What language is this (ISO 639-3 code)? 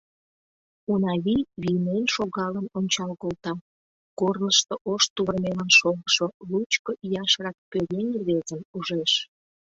chm